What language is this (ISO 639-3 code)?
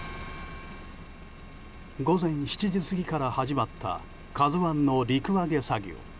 jpn